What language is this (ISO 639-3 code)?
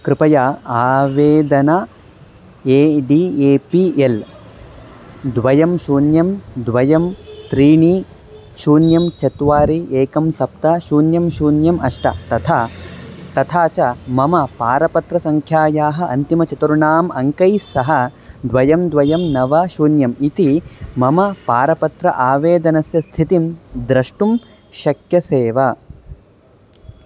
san